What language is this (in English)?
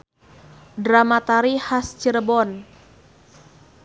Sundanese